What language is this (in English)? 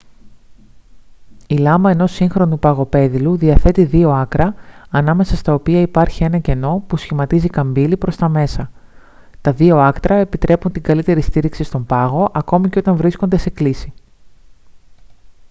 Greek